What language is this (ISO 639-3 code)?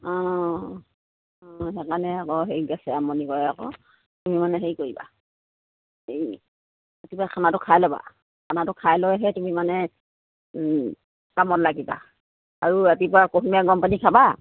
asm